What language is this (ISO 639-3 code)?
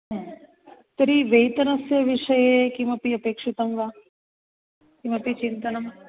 san